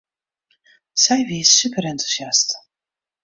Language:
Western Frisian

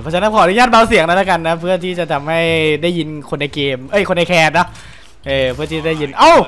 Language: Thai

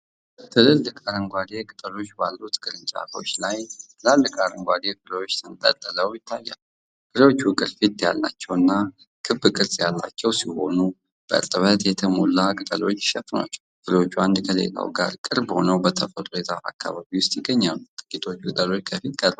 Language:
Amharic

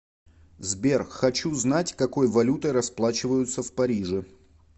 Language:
Russian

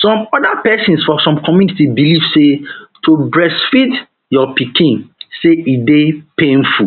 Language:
Nigerian Pidgin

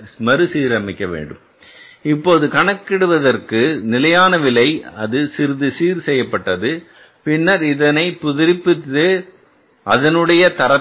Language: Tamil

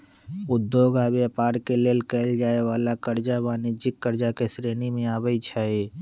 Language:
Magahi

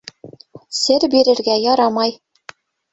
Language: Bashkir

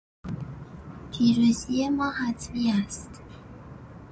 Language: Persian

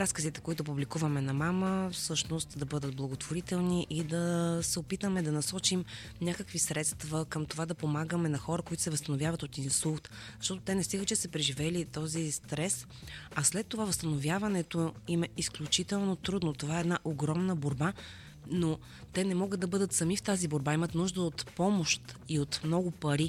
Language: Bulgarian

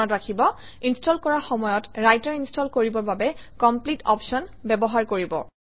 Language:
Assamese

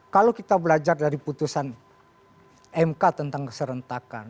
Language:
Indonesian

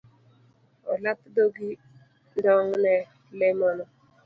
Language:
Luo (Kenya and Tanzania)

